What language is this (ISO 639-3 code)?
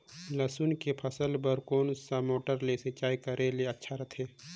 hne